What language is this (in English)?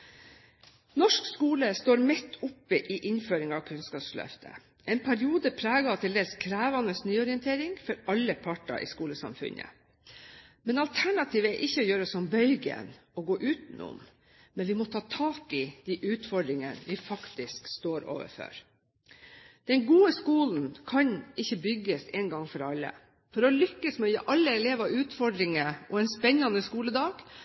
Norwegian Bokmål